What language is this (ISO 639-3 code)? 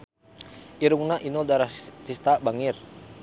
sun